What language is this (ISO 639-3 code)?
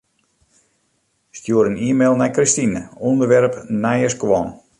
fry